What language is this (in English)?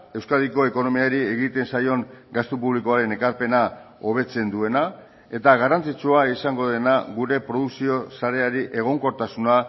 Basque